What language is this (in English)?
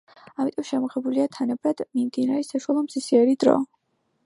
Georgian